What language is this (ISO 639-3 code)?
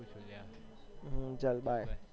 guj